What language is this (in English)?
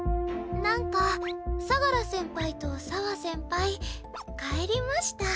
Japanese